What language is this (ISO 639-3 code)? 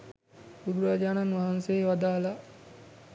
sin